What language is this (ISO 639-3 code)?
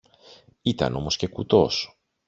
ell